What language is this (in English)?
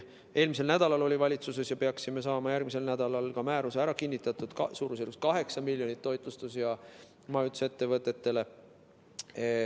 Estonian